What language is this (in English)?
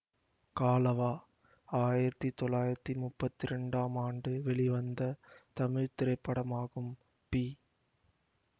Tamil